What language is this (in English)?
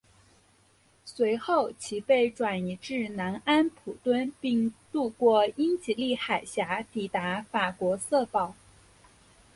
Chinese